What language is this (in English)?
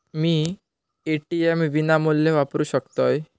Marathi